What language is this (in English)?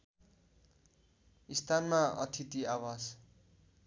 Nepali